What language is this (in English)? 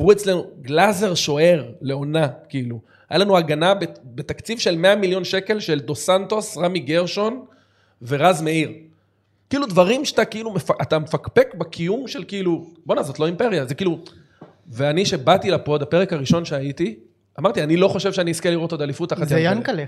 Hebrew